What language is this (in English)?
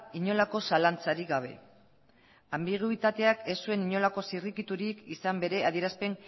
Basque